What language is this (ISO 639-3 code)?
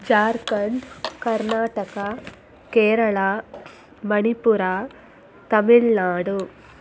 kan